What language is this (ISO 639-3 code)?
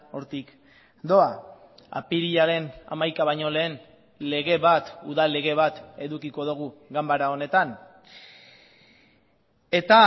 eus